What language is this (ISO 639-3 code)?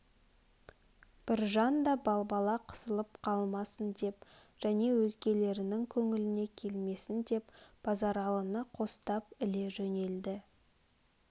kaz